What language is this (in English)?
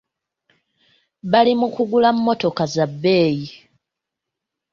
Ganda